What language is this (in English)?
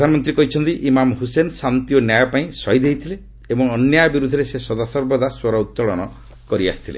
Odia